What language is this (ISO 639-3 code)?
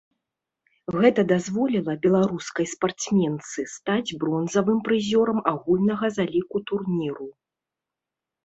bel